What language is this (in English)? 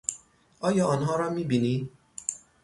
Persian